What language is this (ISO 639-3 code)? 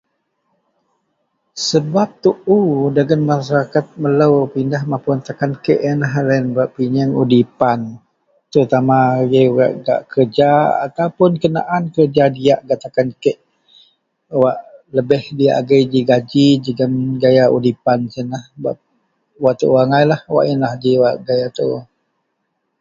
mel